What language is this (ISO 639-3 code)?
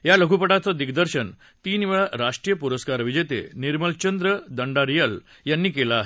mar